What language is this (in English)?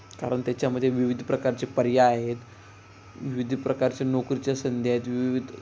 Marathi